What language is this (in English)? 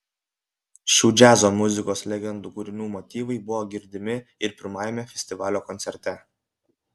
Lithuanian